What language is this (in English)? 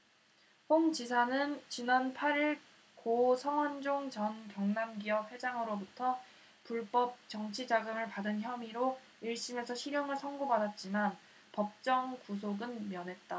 Korean